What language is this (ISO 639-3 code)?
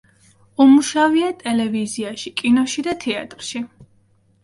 kat